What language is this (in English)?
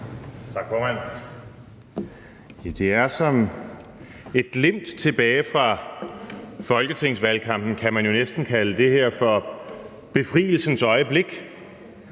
Danish